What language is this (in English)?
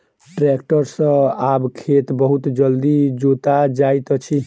Maithili